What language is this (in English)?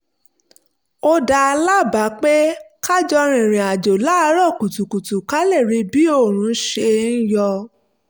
Yoruba